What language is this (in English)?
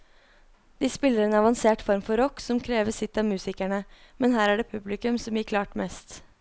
Norwegian